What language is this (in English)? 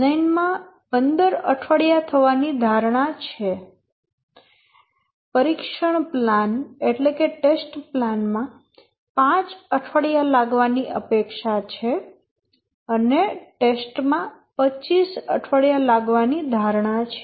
Gujarati